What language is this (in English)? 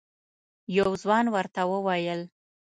Pashto